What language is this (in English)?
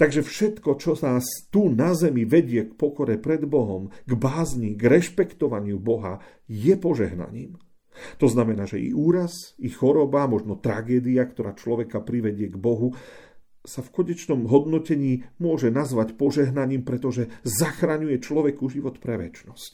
Slovak